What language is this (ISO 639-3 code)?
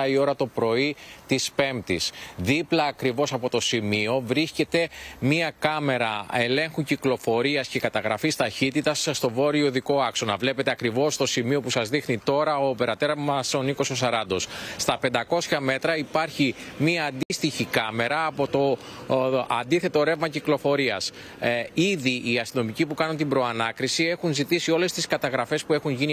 ell